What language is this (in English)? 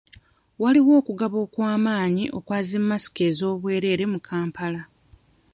Ganda